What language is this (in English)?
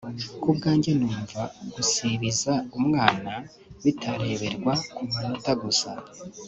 Kinyarwanda